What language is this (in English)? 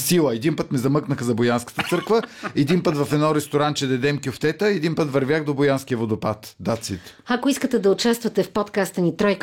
Bulgarian